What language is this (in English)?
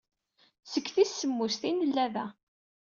Kabyle